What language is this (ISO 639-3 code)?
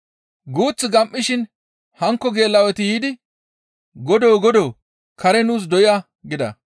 gmv